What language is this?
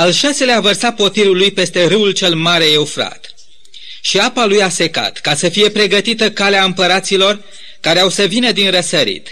Romanian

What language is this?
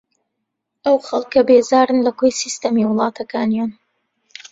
Central Kurdish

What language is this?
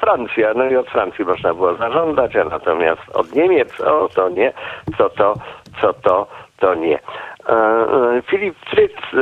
Polish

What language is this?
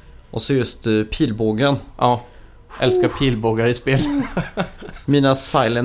Swedish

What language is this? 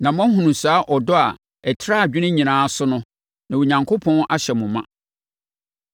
Akan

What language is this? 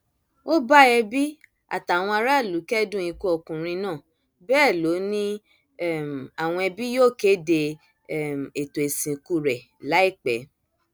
Yoruba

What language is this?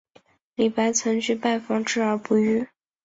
Chinese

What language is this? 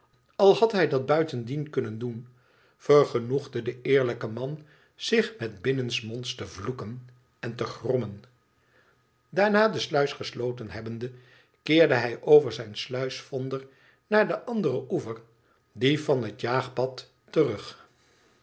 Dutch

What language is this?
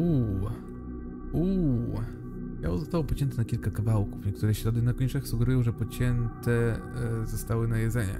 Polish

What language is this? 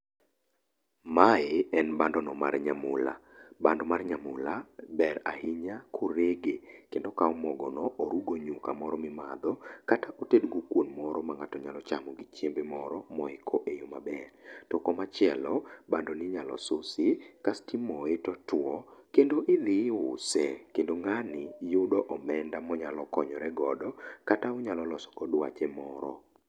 Luo (Kenya and Tanzania)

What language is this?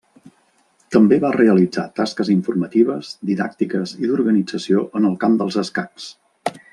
Catalan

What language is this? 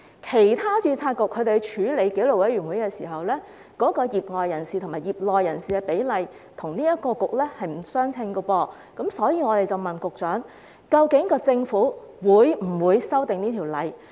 Cantonese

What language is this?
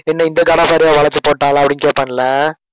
Tamil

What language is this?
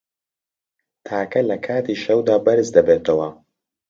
Central Kurdish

